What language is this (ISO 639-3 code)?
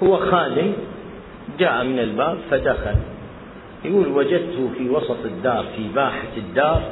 ara